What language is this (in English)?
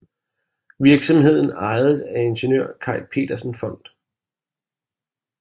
Danish